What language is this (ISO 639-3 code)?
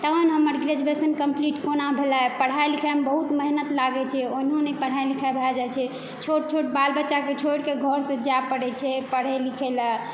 mai